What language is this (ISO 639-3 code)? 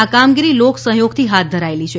guj